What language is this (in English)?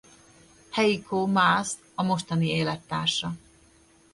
Hungarian